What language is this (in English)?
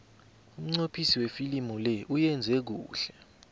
South Ndebele